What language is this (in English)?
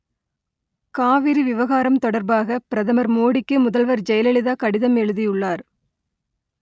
Tamil